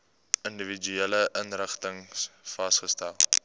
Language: Afrikaans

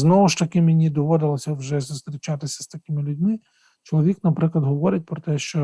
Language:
Ukrainian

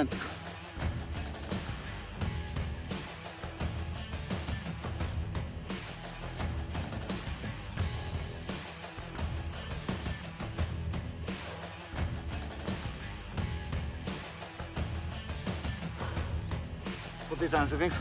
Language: Polish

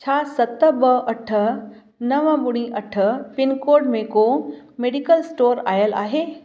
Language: Sindhi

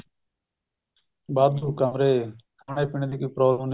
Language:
Punjabi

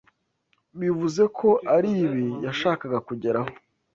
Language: Kinyarwanda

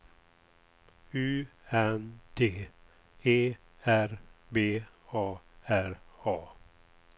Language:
Swedish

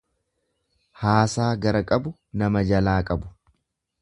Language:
Oromo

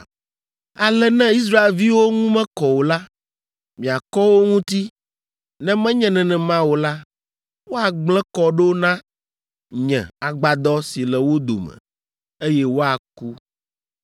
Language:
Ewe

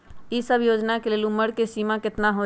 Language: Magahi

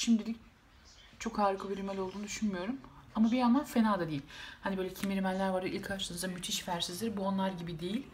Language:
Turkish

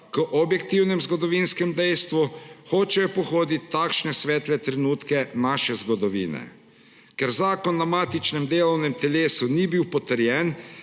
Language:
Slovenian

